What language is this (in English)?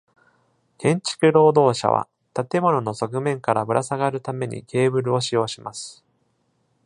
Japanese